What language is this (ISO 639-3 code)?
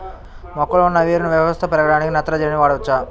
tel